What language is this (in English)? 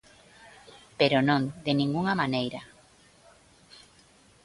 Galician